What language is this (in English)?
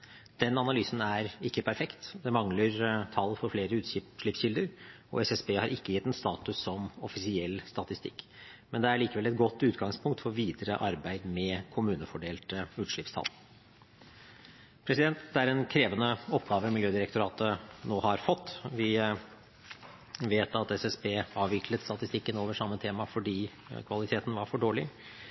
Norwegian Bokmål